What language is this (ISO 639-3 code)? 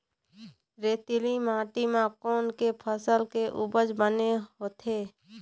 hne